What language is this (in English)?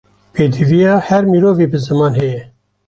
Kurdish